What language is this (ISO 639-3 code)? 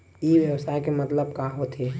hne